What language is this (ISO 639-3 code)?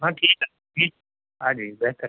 urd